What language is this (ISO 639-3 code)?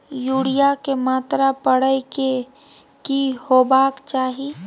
mai